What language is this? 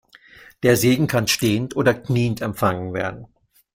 German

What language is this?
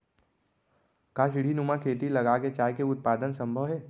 Chhattisgarhi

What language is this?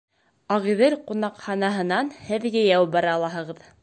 Bashkir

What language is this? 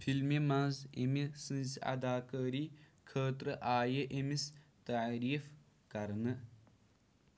Kashmiri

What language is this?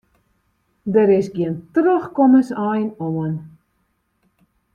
Western Frisian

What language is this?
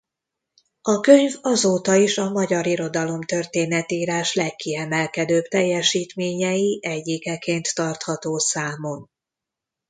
Hungarian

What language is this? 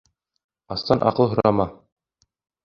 Bashkir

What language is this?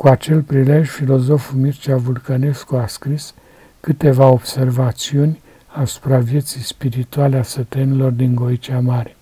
Romanian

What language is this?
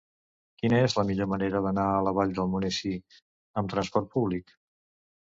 Catalan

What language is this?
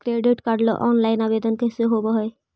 Magahi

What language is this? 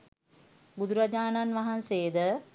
Sinhala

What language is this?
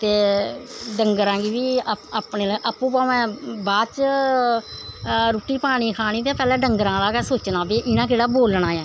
Dogri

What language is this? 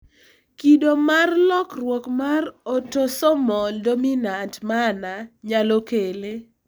Luo (Kenya and Tanzania)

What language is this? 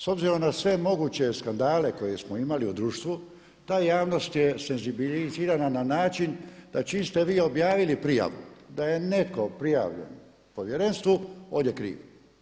Croatian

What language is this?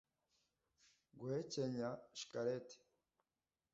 Kinyarwanda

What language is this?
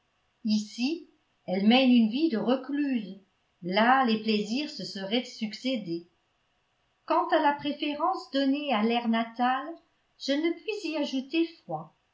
French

